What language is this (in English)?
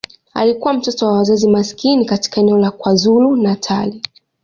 Swahili